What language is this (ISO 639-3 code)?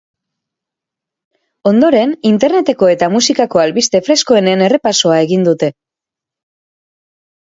eus